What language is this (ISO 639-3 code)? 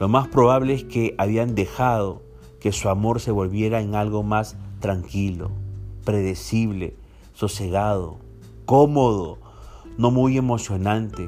spa